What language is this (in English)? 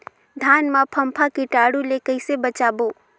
Chhattisgarhi